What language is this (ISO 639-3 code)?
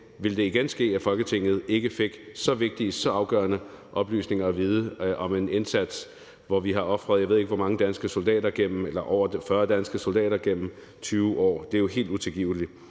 dan